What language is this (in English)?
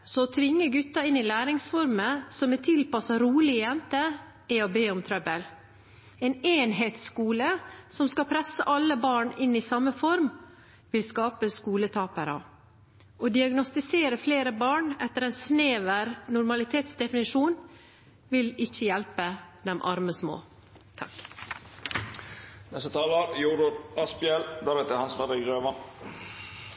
Norwegian Bokmål